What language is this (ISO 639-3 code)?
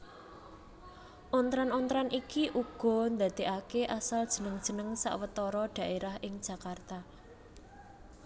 jav